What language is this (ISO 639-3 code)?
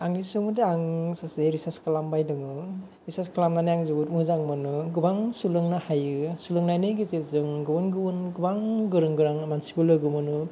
brx